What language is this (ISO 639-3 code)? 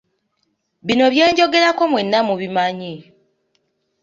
lug